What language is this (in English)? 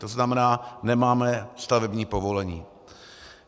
Czech